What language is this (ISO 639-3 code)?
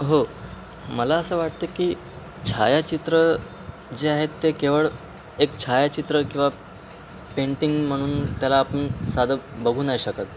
mar